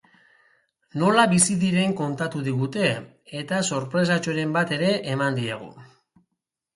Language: Basque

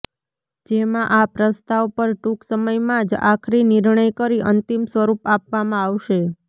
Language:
Gujarati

